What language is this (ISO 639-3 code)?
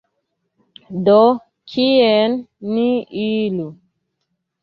epo